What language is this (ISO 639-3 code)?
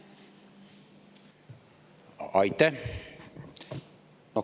est